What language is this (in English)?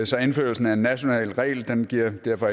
Danish